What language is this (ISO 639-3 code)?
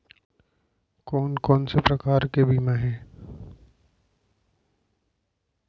hne